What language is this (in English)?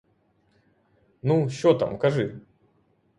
Ukrainian